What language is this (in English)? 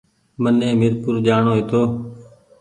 Goaria